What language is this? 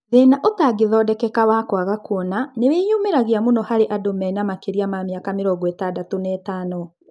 Kikuyu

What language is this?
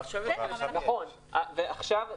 Hebrew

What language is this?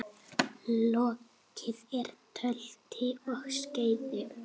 Icelandic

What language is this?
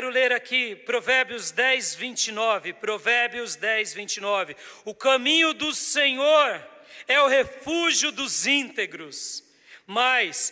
Portuguese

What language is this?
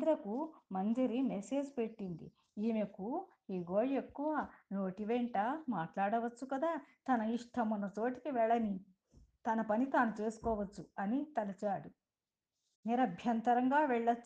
Telugu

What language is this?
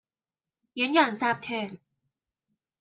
Cantonese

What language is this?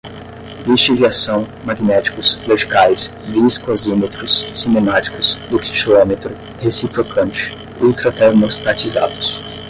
Portuguese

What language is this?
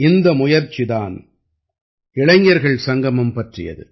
Tamil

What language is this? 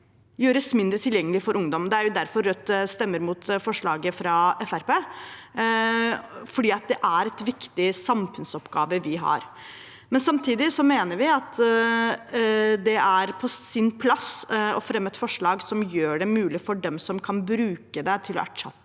Norwegian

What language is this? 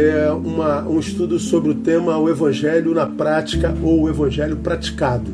Portuguese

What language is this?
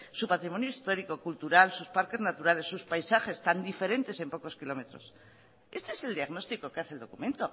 Spanish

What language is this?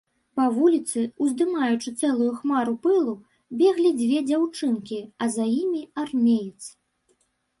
Belarusian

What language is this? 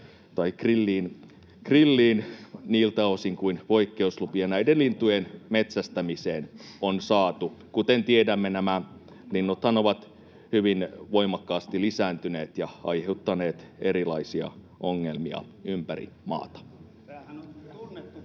Finnish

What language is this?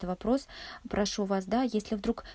Russian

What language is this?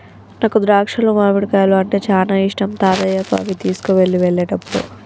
Telugu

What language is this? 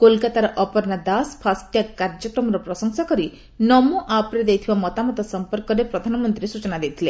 Odia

